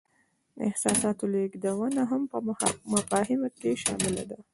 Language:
Pashto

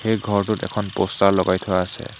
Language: Assamese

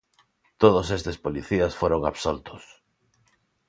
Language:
Galician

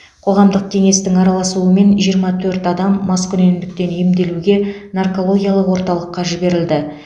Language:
Kazakh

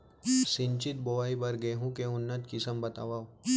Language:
Chhattisgarhi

